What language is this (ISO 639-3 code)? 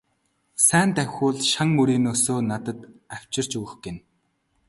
mon